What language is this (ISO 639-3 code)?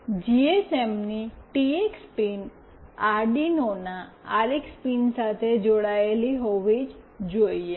guj